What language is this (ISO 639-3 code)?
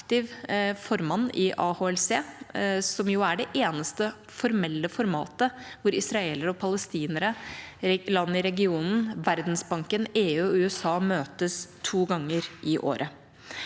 nor